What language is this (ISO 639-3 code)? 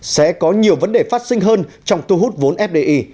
vie